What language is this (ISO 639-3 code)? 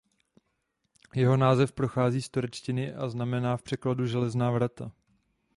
ces